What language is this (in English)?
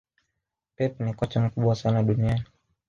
Swahili